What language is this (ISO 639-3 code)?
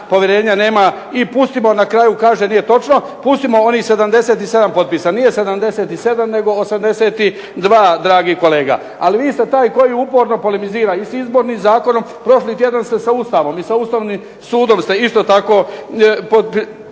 hrv